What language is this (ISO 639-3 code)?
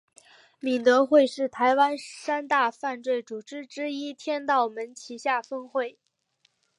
zho